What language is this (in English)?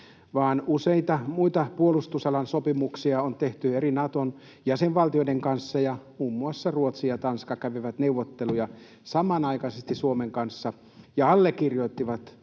Finnish